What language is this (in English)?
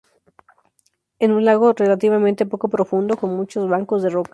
Spanish